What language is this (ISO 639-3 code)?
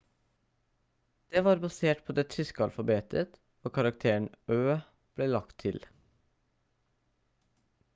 nob